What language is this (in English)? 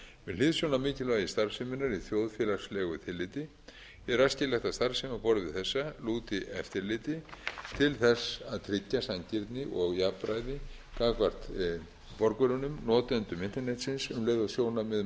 Icelandic